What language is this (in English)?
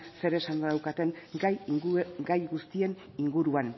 Basque